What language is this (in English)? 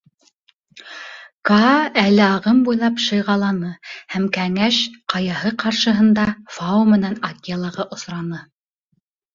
Bashkir